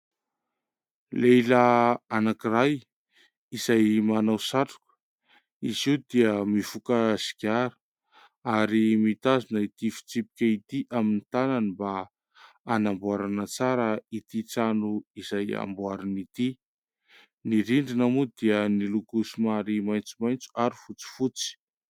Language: Malagasy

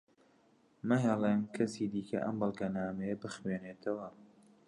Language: Central Kurdish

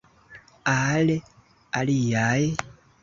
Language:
Esperanto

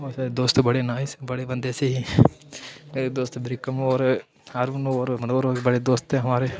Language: Dogri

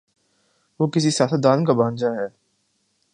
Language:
Urdu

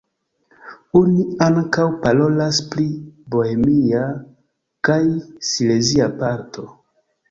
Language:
Esperanto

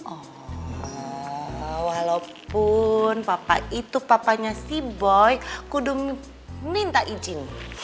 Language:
Indonesian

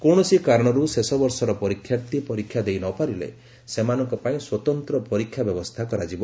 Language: Odia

